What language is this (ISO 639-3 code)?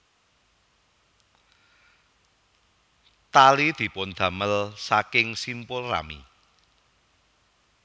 jav